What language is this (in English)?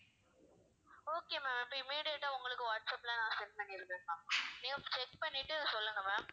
Tamil